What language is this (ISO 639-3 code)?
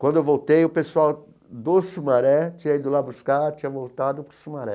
por